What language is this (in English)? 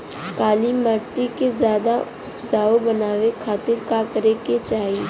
Bhojpuri